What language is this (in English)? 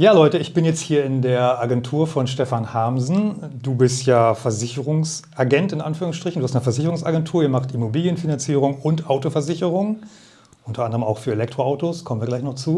German